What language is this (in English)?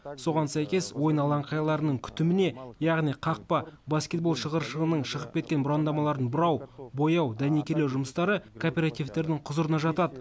Kazakh